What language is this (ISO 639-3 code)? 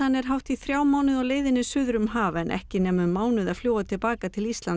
isl